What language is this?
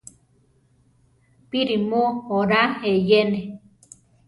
Central Tarahumara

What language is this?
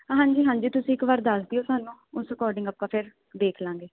Punjabi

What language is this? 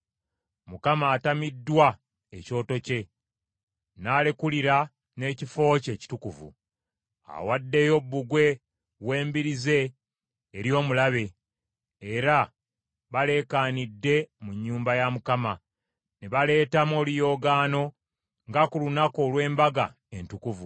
Ganda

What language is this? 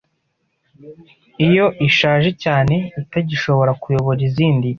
Kinyarwanda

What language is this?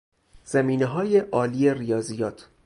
Persian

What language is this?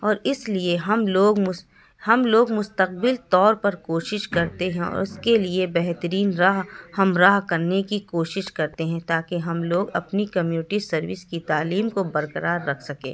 Urdu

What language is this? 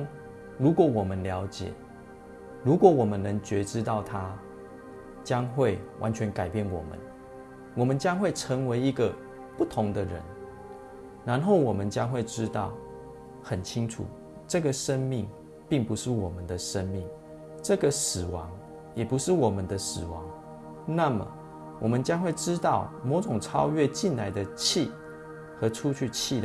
Chinese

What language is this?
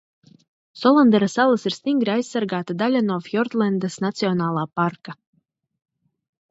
Latvian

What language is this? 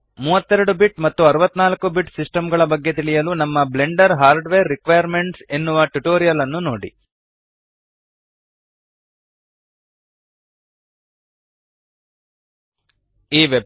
Kannada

